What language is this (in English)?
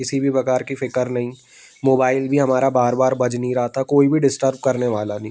Hindi